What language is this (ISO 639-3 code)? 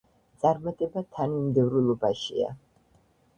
kat